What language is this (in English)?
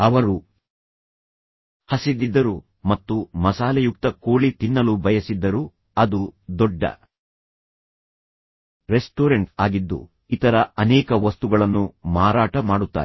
Kannada